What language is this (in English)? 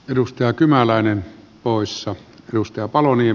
Finnish